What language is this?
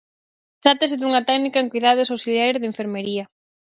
Galician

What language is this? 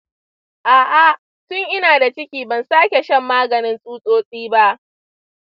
Hausa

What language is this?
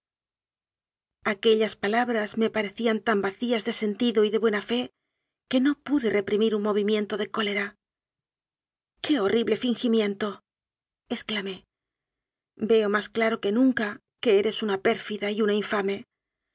Spanish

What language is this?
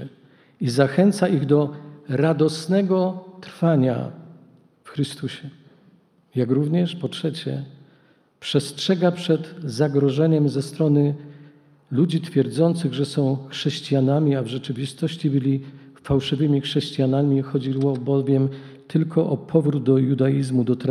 Polish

